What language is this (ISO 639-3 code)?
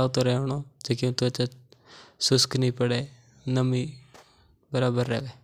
mtr